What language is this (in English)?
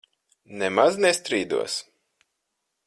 Latvian